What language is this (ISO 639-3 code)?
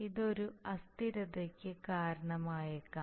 mal